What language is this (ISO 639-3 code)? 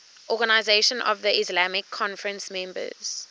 eng